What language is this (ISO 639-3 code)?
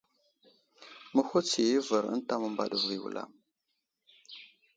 udl